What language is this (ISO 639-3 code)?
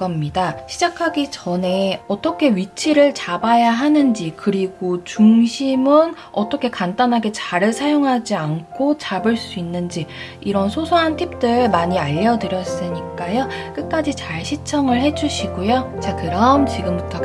kor